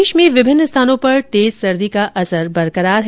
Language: Hindi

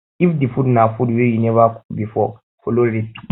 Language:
Nigerian Pidgin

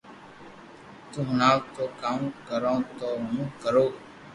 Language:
Loarki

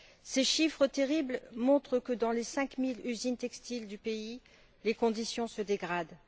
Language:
French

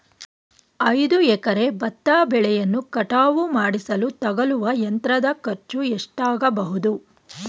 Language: Kannada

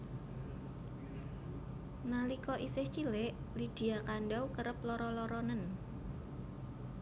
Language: Javanese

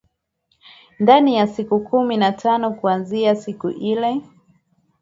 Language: Swahili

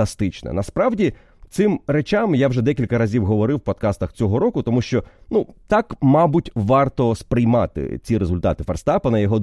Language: Ukrainian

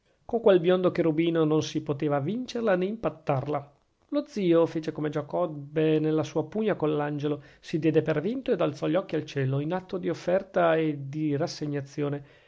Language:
Italian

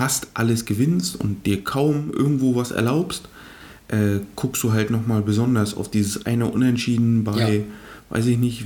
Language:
German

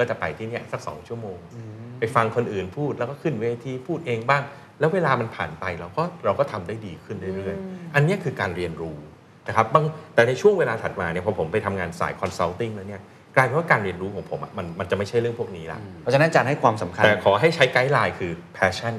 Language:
Thai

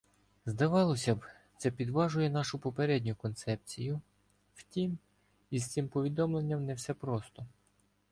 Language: Ukrainian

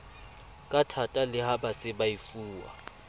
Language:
Southern Sotho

